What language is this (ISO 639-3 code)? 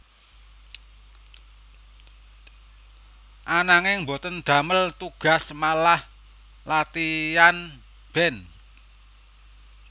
jav